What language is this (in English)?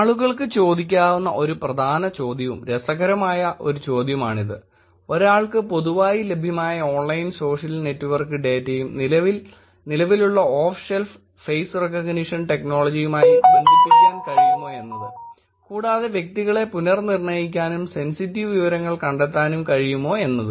Malayalam